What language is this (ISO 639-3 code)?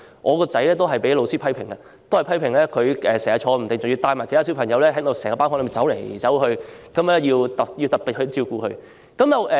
yue